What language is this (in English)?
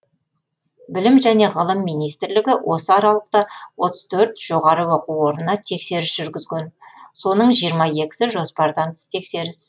Kazakh